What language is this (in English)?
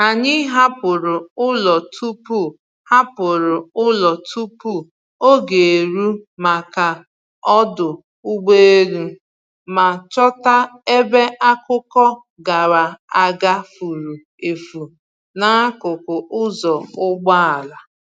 Igbo